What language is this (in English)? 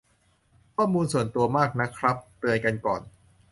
Thai